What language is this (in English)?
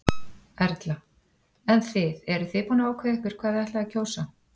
Icelandic